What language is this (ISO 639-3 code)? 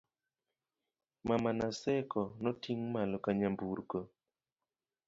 luo